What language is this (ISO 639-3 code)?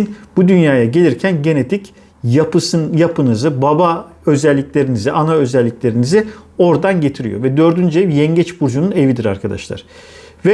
tur